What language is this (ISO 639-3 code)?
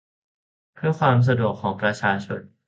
tha